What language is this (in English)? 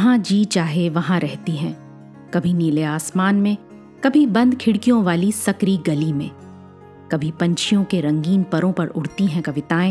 Hindi